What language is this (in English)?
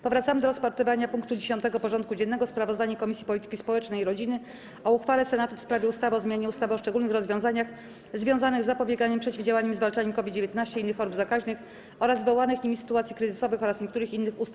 Polish